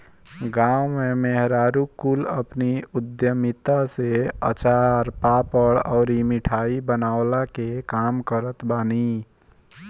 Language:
Bhojpuri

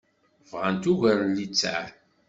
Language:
Kabyle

